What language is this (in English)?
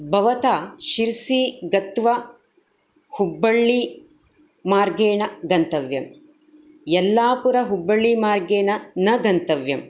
Sanskrit